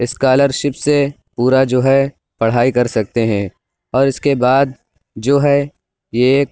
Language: Urdu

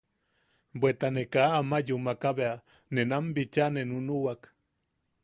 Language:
Yaqui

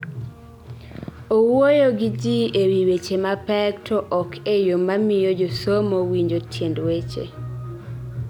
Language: Luo (Kenya and Tanzania)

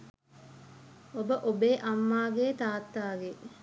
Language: Sinhala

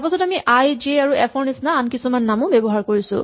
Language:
Assamese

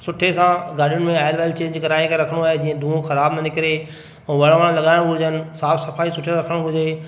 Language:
Sindhi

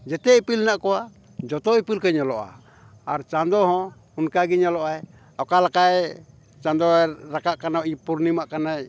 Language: Santali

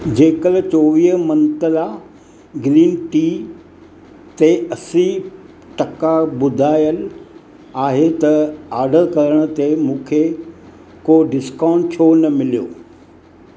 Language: Sindhi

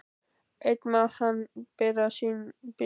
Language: Icelandic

